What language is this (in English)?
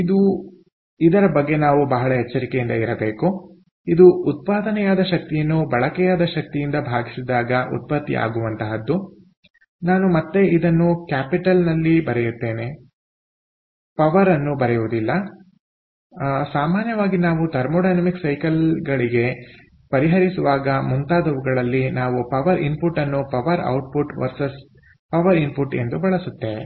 Kannada